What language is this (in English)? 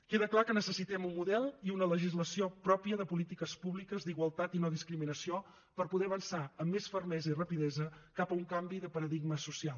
Catalan